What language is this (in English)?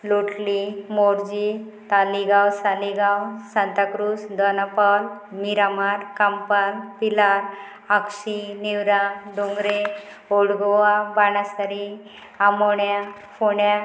Konkani